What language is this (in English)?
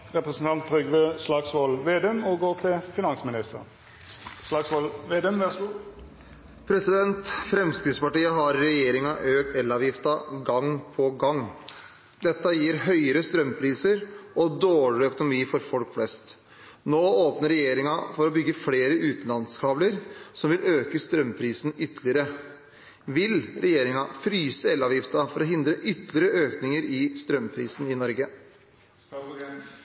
Norwegian